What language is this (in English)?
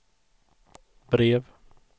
Swedish